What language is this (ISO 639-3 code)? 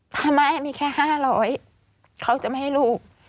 tha